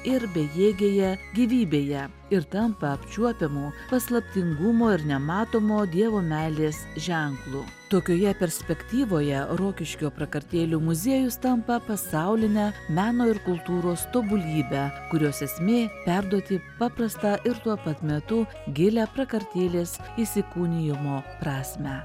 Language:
Lithuanian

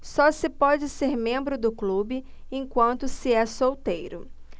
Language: Portuguese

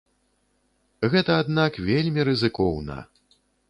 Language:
Belarusian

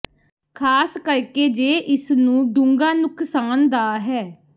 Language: Punjabi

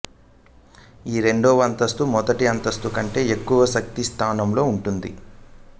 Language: Telugu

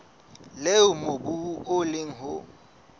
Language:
Southern Sotho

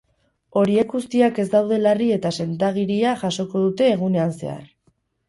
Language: Basque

